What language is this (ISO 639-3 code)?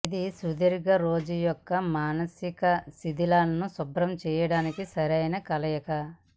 tel